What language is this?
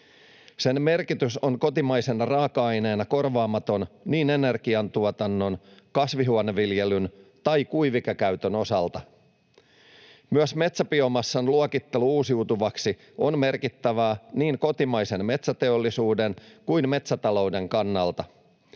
Finnish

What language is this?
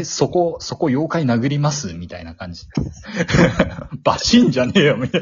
Japanese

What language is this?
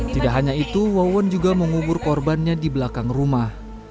Indonesian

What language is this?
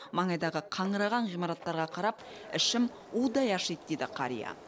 Kazakh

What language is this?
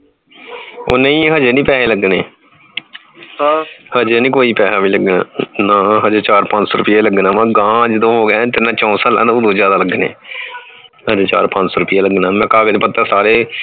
Punjabi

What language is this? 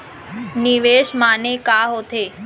Chhattisgarhi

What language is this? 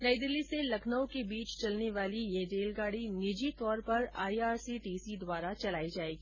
Hindi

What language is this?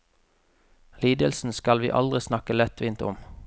Norwegian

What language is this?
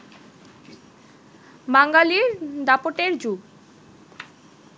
Bangla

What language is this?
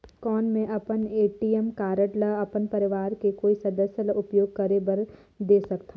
Chhattisgarhi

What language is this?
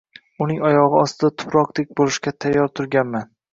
Uzbek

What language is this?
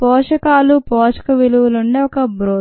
Telugu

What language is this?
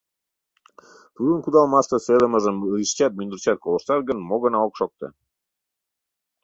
Mari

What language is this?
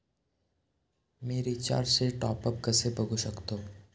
Marathi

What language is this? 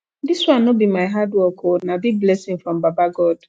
Nigerian Pidgin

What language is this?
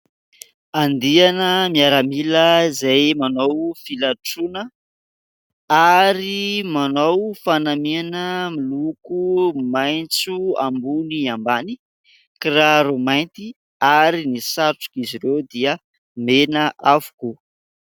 Malagasy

